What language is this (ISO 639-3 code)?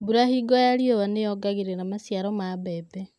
kik